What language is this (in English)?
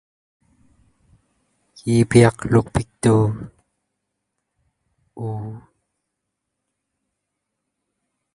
Thai